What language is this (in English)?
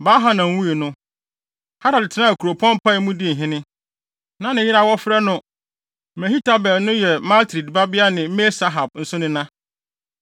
Akan